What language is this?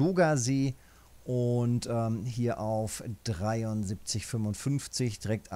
German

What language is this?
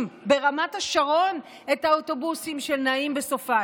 Hebrew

